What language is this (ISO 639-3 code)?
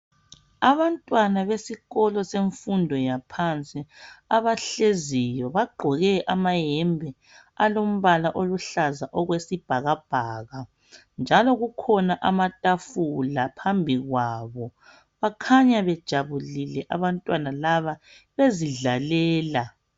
nde